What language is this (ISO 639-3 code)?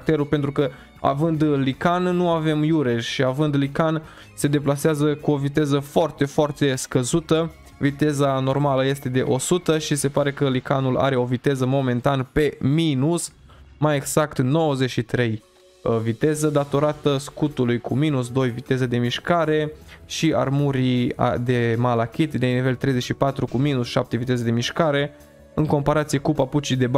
ron